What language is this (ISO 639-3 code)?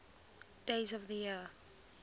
eng